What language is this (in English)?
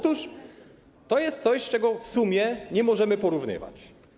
Polish